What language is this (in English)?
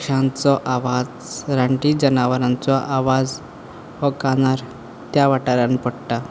Konkani